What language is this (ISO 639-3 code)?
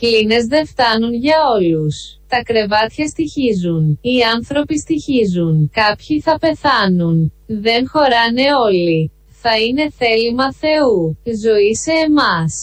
ell